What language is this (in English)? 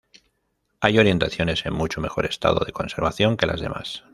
Spanish